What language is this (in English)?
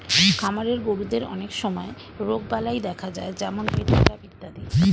Bangla